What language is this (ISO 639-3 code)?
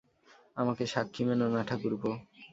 ben